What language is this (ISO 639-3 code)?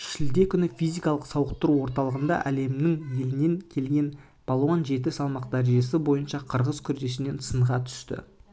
kaz